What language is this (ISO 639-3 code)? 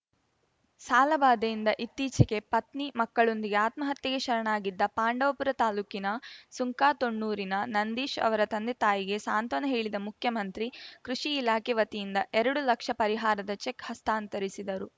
kan